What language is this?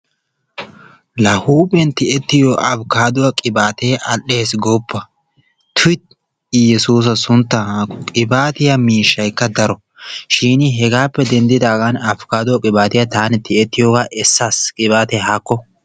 Wolaytta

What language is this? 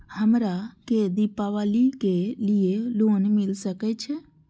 Maithili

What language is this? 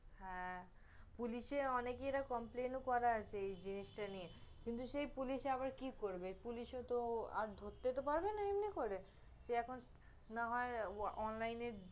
Bangla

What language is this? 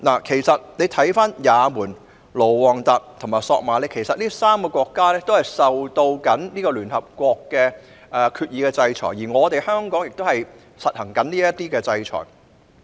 Cantonese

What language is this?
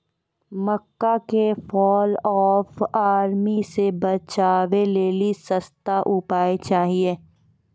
Maithili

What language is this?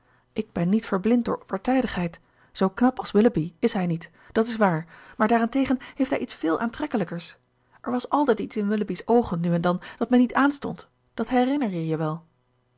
Dutch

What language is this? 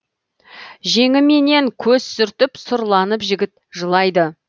Kazakh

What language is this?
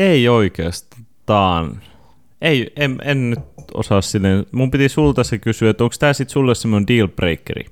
Finnish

